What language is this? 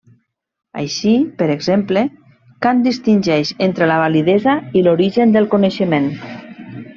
Catalan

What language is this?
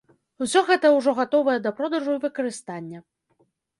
Belarusian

